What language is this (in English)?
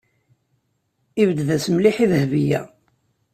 Kabyle